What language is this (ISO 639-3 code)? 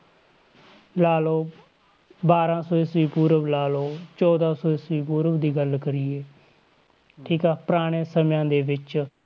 pan